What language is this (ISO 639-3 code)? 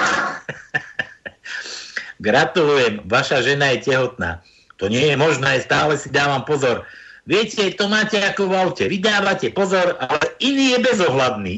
slk